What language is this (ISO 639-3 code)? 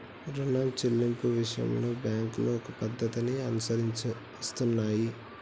tel